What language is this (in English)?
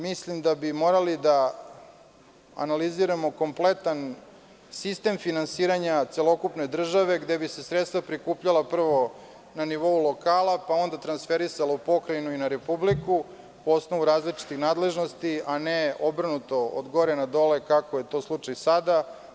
Serbian